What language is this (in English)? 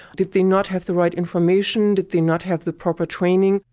English